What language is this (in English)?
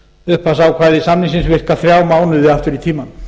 Icelandic